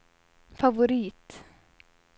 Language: Swedish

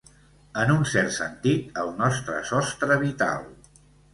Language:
Catalan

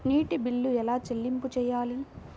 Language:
Telugu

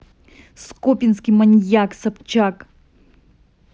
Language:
Russian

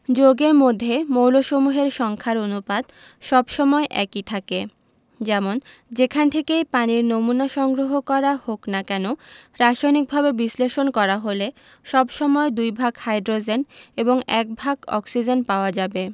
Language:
Bangla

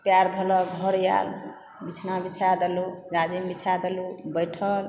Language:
Maithili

